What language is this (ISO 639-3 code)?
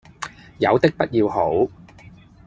yue